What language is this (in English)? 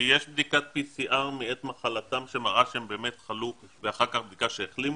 Hebrew